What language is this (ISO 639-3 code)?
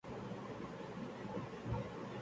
urd